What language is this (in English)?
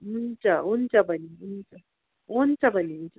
Nepali